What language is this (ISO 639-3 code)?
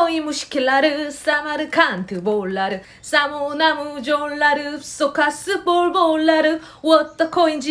uzb